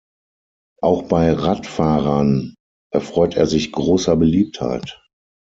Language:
German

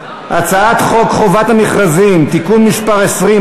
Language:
Hebrew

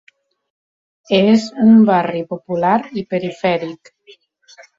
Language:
Catalan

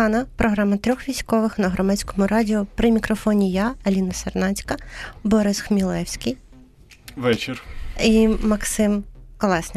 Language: Ukrainian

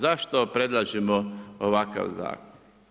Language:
Croatian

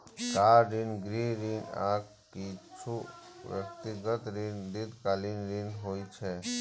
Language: Maithili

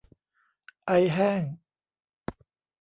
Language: Thai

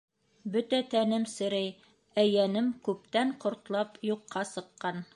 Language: Bashkir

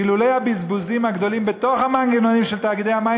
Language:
Hebrew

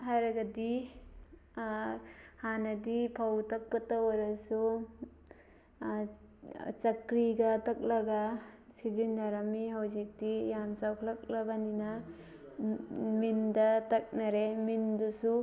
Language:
Manipuri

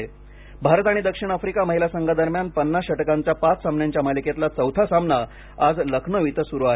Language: Marathi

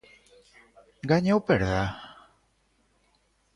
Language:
Galician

